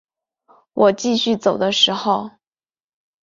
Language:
Chinese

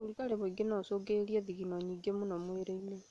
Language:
Kikuyu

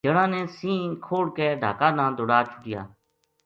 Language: Gujari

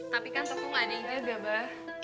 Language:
Indonesian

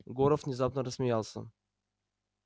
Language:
Russian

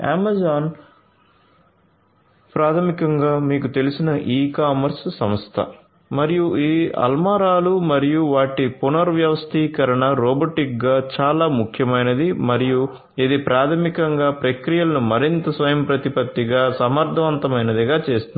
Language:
Telugu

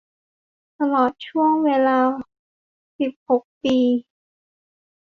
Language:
Thai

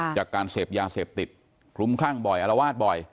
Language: Thai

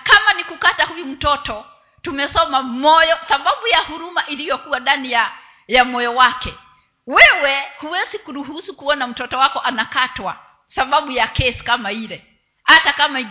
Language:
Swahili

